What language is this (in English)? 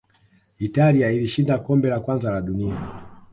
Swahili